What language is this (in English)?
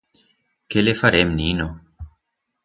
Aragonese